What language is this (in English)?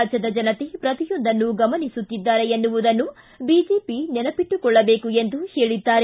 Kannada